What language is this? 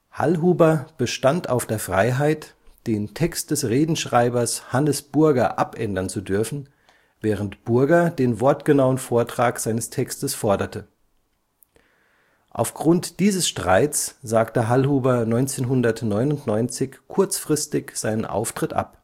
German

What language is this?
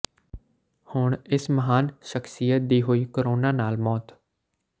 Punjabi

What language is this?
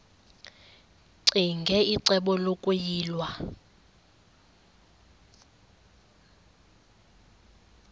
Xhosa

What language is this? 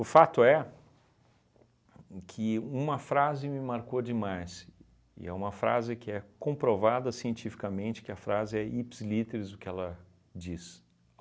Portuguese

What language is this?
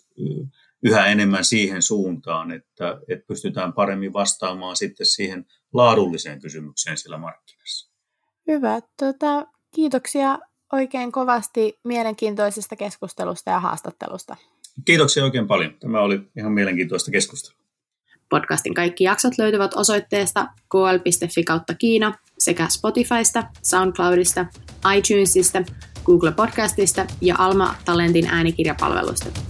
Finnish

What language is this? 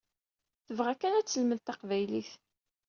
Kabyle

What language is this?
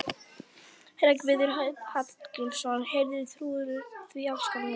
Icelandic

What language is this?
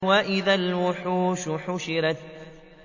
Arabic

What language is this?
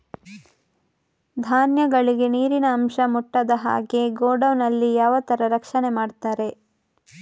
Kannada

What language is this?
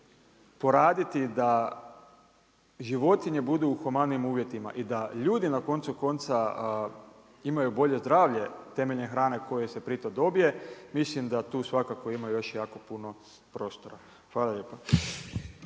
Croatian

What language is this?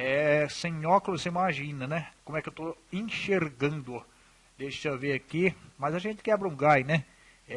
Portuguese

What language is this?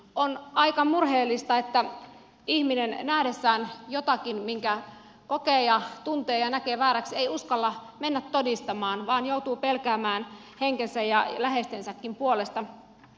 Finnish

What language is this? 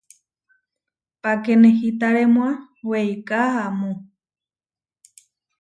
Huarijio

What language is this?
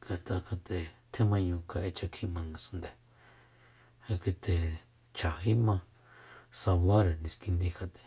Soyaltepec Mazatec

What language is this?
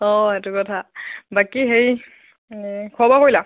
Assamese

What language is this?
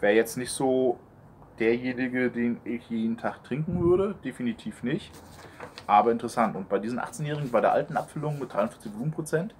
German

